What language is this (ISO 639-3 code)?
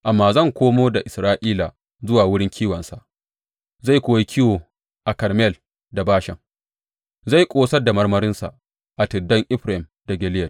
hau